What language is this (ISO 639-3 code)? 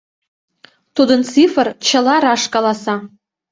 chm